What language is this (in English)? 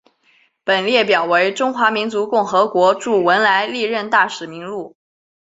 Chinese